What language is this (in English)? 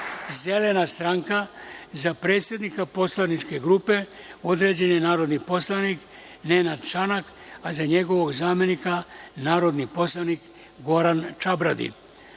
Serbian